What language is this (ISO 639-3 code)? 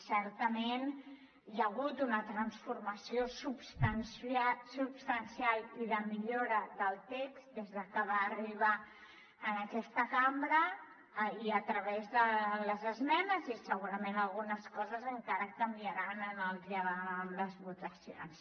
cat